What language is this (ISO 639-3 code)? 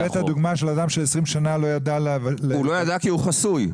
heb